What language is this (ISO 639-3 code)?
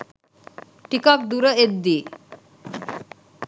sin